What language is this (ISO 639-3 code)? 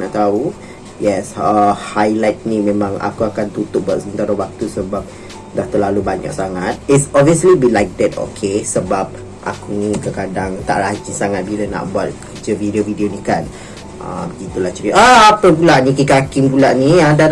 msa